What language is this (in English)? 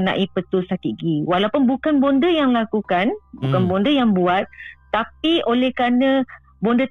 Malay